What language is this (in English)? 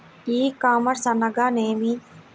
Telugu